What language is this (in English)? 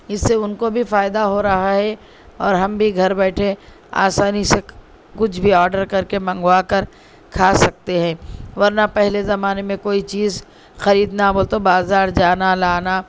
Urdu